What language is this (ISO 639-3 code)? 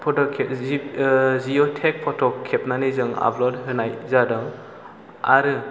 brx